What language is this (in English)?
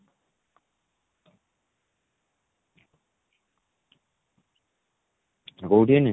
Odia